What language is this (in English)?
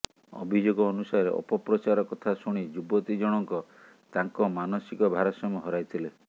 Odia